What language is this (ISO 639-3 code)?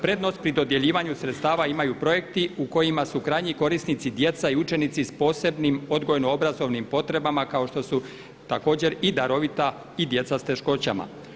hrv